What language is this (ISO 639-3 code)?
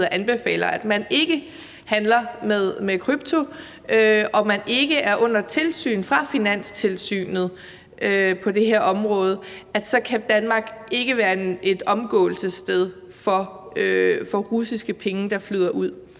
dan